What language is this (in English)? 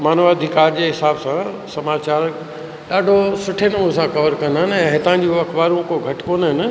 Sindhi